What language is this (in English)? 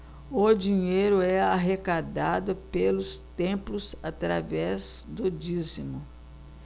Portuguese